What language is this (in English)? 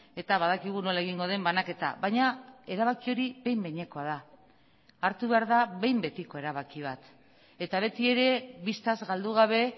Basque